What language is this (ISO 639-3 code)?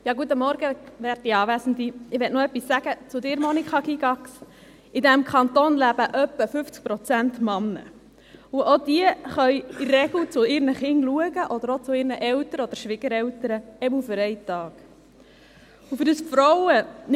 gsw